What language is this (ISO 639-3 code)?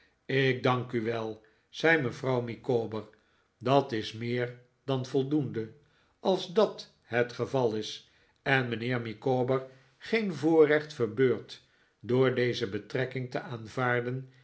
nld